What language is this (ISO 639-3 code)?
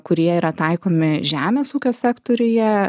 lit